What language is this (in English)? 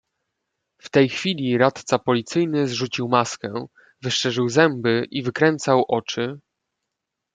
Polish